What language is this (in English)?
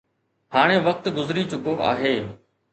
Sindhi